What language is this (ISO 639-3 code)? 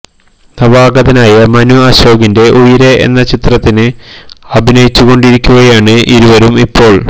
mal